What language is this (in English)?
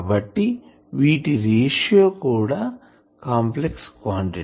Telugu